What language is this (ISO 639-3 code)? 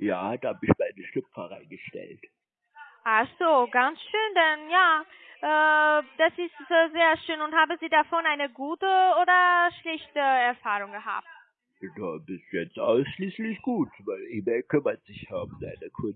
deu